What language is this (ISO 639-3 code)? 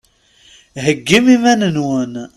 kab